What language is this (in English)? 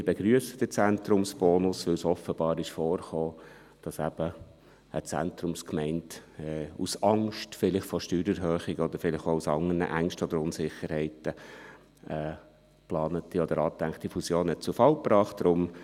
Swiss German